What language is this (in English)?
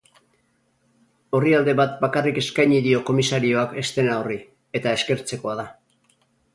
Basque